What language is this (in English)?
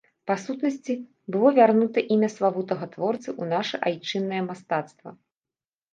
Belarusian